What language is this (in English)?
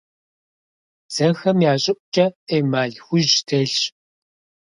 Kabardian